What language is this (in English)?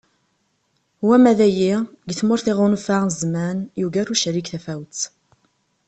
Kabyle